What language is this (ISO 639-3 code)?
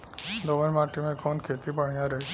bho